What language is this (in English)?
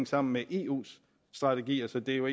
Danish